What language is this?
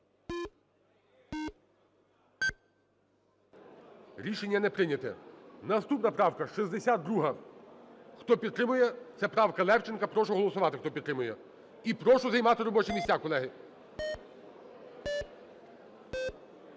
Ukrainian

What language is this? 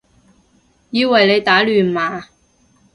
Cantonese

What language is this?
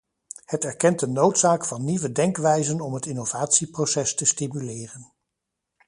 Dutch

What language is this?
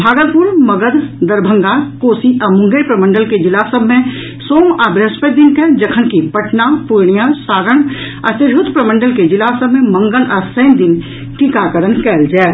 Maithili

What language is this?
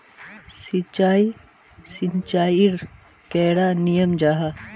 Magahi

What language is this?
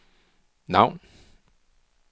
Danish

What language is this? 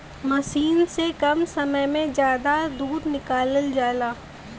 Bhojpuri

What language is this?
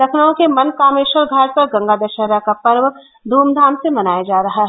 Hindi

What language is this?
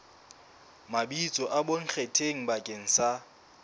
Southern Sotho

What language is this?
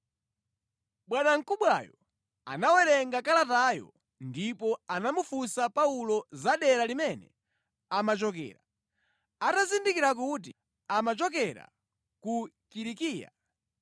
Nyanja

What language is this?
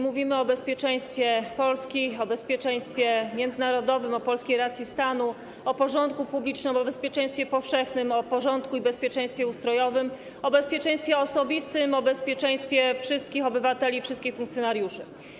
Polish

